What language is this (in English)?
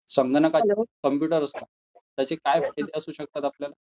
Marathi